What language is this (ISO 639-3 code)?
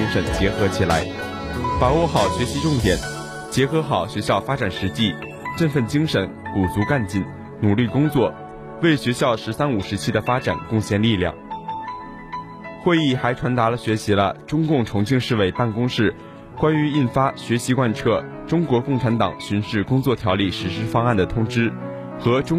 zho